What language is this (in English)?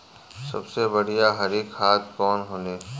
Bhojpuri